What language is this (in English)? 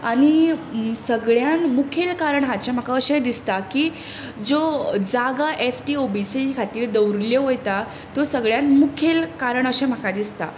Konkani